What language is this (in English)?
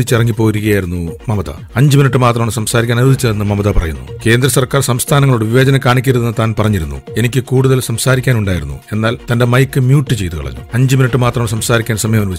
Malayalam